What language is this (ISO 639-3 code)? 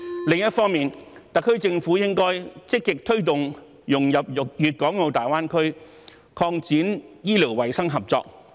yue